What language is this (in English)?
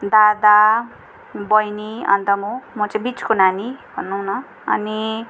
Nepali